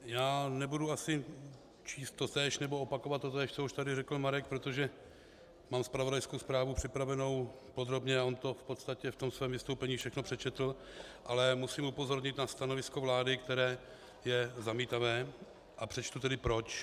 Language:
Czech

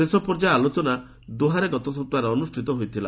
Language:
Odia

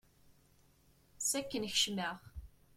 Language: Kabyle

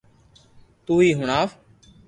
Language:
Loarki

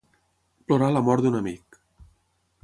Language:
Catalan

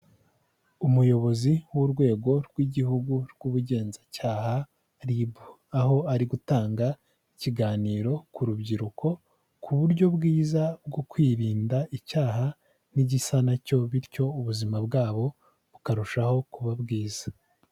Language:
Kinyarwanda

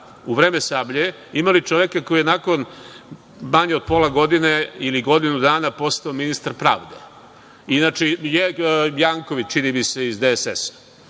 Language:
Serbian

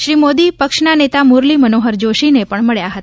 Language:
Gujarati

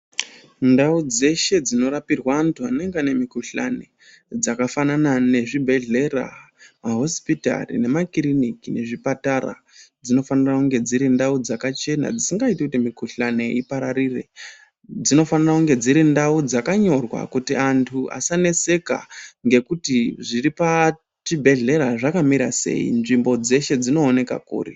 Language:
Ndau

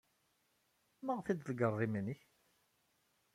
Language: Kabyle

